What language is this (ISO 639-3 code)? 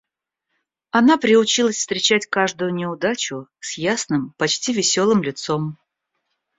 rus